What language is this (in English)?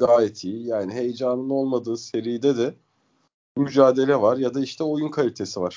Turkish